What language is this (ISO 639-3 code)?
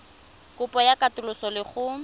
tsn